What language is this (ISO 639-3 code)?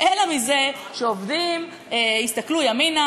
heb